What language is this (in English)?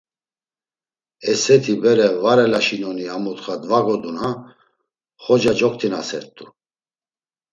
Laz